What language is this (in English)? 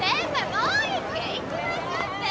Japanese